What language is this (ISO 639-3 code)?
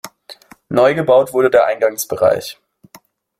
deu